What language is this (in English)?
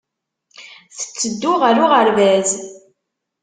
Kabyle